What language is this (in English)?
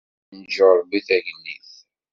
Kabyle